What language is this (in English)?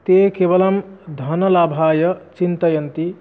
Sanskrit